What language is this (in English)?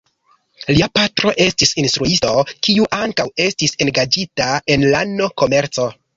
Esperanto